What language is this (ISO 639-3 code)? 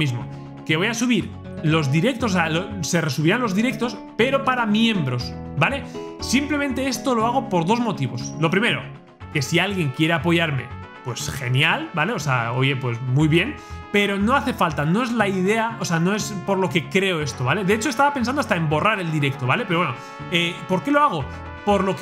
spa